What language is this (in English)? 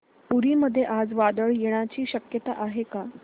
Marathi